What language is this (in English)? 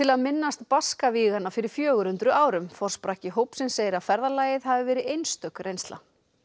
Icelandic